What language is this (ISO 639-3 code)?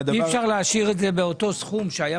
heb